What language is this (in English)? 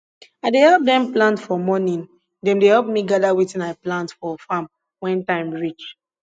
Nigerian Pidgin